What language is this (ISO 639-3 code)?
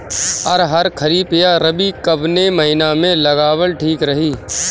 bho